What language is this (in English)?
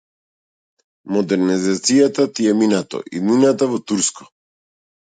Macedonian